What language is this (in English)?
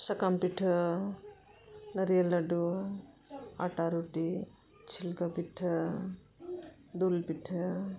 Santali